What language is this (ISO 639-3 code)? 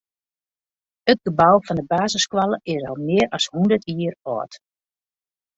fry